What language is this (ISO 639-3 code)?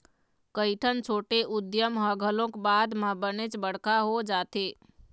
hne